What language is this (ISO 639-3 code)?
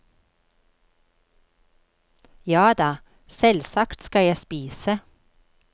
nor